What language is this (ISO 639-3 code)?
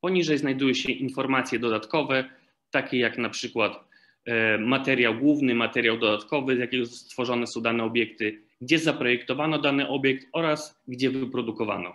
pol